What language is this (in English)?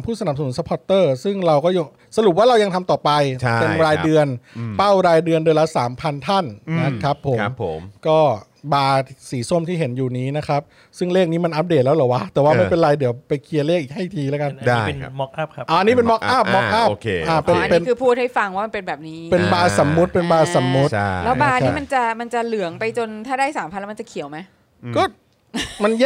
Thai